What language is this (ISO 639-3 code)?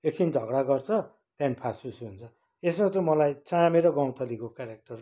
nep